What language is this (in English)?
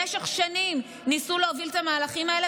Hebrew